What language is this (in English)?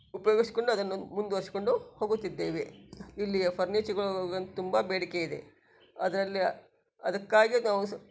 Kannada